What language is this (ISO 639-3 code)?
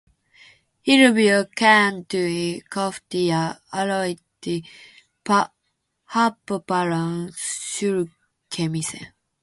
fin